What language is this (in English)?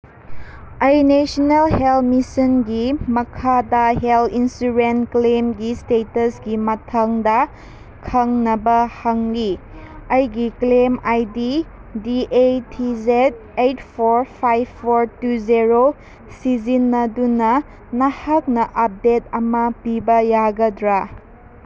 Manipuri